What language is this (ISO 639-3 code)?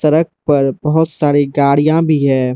hin